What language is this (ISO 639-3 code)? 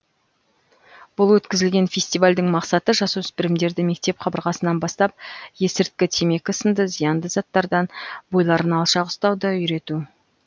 kaz